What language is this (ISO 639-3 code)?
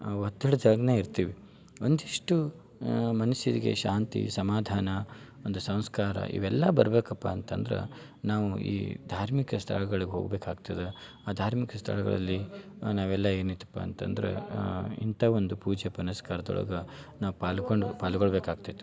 kan